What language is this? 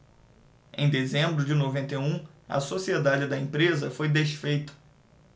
Portuguese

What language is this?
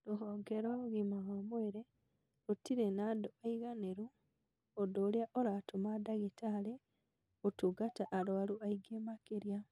Kikuyu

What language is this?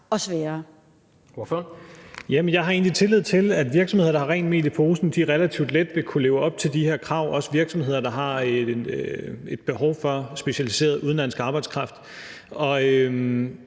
Danish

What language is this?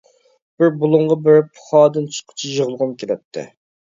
Uyghur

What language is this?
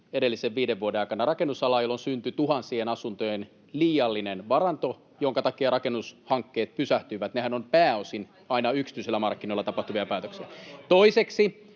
Finnish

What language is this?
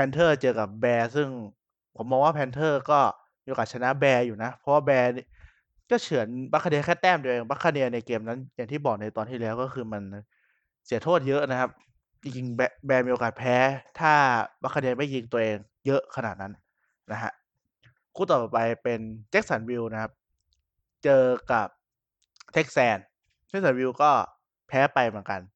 Thai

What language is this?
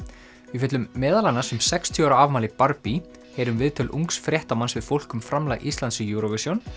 Icelandic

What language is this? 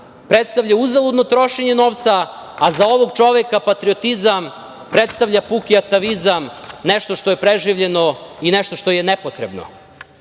Serbian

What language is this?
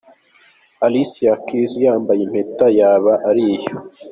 Kinyarwanda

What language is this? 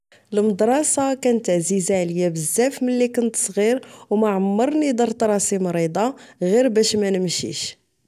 Moroccan Arabic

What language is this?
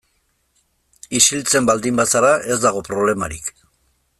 Basque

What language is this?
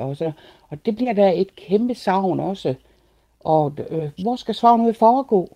Danish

